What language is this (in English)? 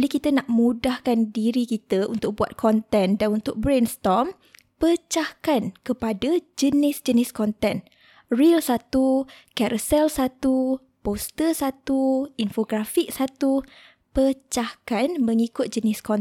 Malay